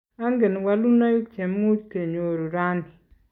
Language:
Kalenjin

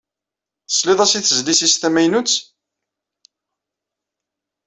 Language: Kabyle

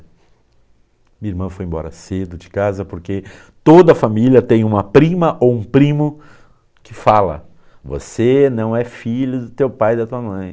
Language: Portuguese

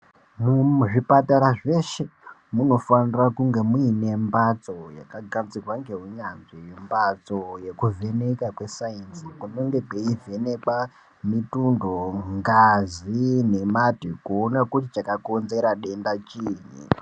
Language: Ndau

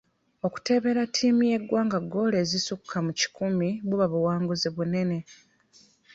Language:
Ganda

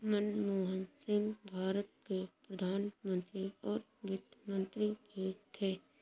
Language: Hindi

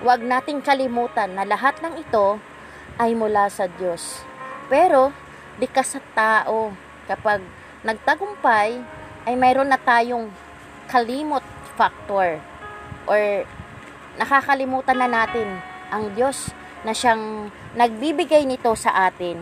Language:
Filipino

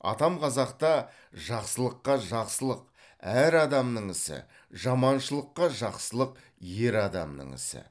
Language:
Kazakh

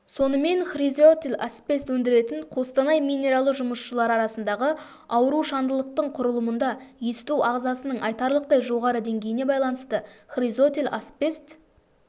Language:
Kazakh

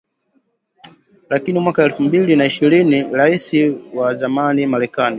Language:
Swahili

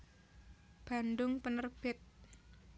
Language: Javanese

